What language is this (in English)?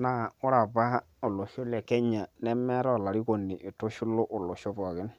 Masai